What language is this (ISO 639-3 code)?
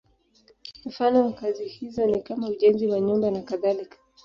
swa